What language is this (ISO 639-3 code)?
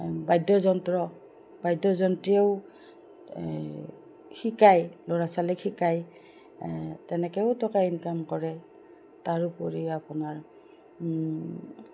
asm